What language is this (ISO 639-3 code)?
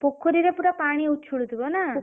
ori